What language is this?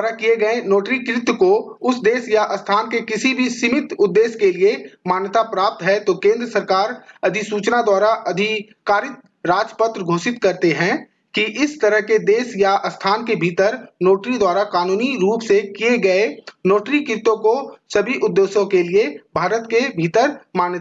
Hindi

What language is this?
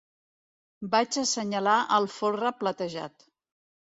Catalan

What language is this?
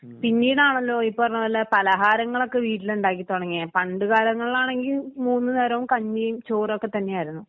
Malayalam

